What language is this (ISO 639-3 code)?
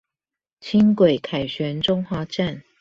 zho